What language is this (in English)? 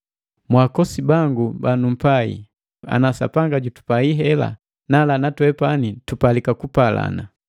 Matengo